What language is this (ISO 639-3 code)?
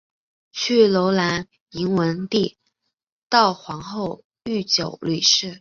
zho